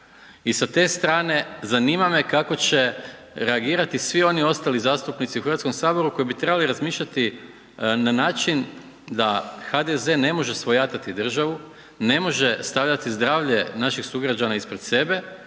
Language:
Croatian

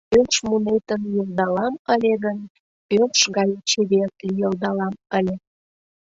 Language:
Mari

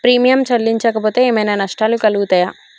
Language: Telugu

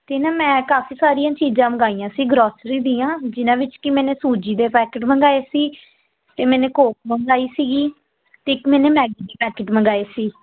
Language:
Punjabi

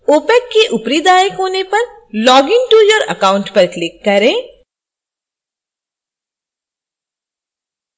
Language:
Hindi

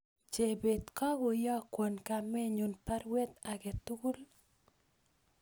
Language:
Kalenjin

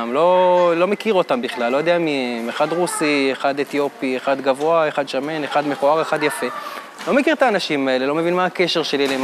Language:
Hebrew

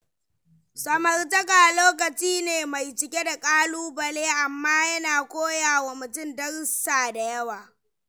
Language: Hausa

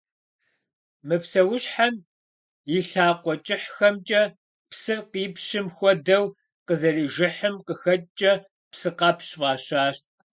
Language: Kabardian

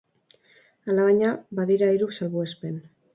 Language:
Basque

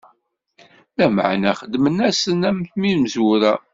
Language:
Kabyle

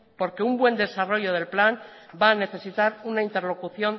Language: Spanish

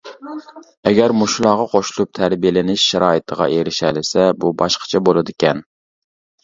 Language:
Uyghur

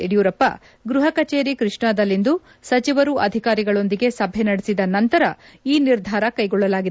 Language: Kannada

